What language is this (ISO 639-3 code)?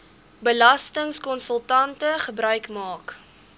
afr